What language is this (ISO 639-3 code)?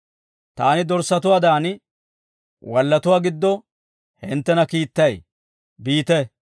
dwr